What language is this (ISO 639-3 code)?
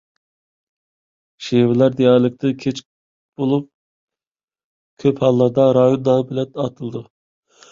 uig